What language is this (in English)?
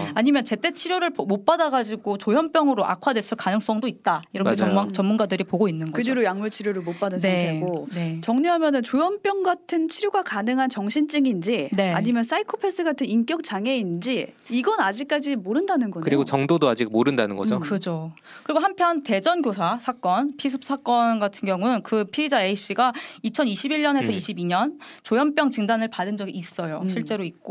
Korean